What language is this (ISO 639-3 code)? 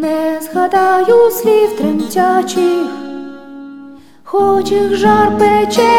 ukr